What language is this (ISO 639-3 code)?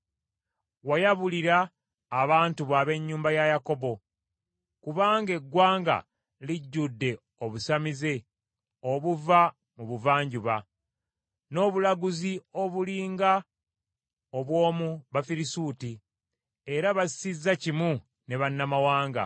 lug